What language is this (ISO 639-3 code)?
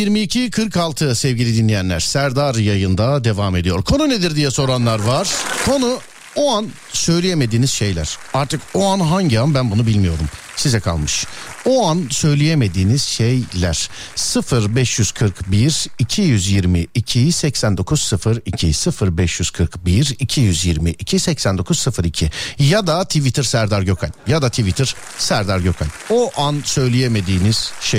tur